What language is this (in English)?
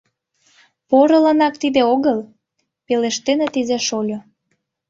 Mari